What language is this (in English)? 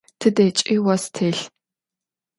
Adyghe